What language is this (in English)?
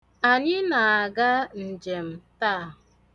Igbo